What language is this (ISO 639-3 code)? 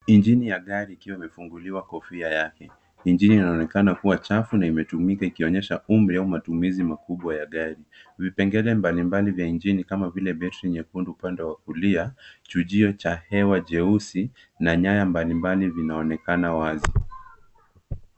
swa